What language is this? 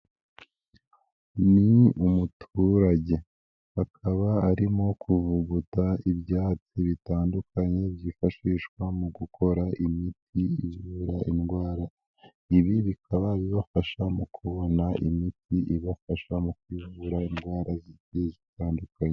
Kinyarwanda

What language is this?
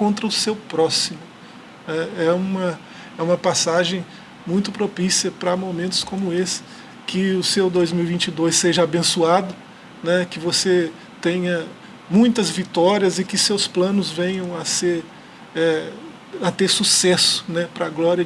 Portuguese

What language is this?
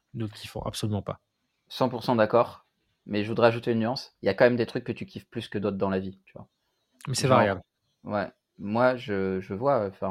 French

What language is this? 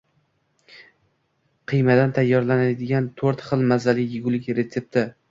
Uzbek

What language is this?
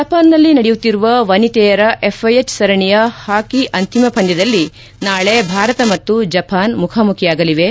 Kannada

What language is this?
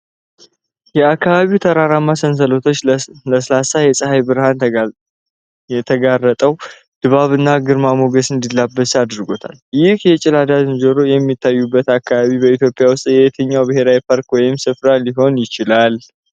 Amharic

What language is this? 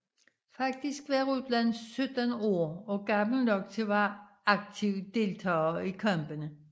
Danish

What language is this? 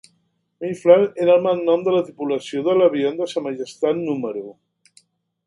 Catalan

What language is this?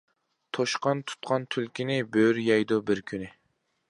Uyghur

